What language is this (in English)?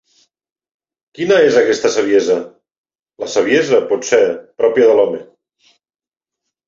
Catalan